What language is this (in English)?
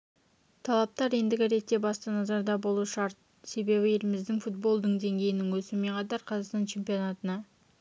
Kazakh